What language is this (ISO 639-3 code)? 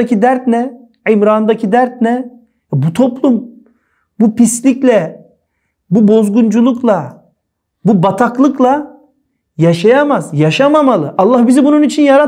tur